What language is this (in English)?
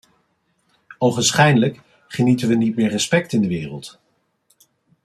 Dutch